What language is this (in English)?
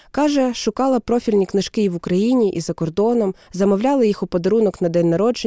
Ukrainian